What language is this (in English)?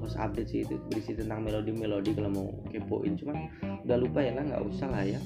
Indonesian